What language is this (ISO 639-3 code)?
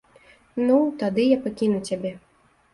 bel